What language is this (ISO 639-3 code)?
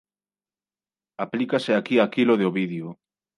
glg